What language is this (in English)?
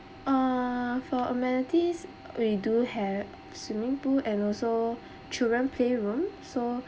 English